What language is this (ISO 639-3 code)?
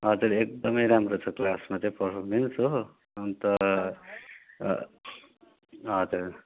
nep